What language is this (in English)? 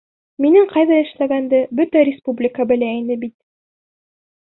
Bashkir